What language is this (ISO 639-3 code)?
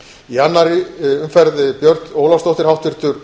isl